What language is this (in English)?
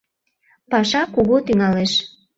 Mari